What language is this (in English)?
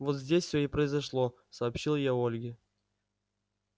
Russian